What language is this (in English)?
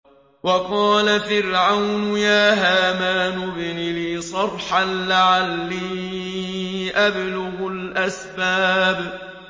Arabic